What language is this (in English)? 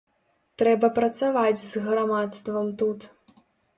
Belarusian